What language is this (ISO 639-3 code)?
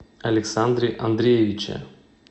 rus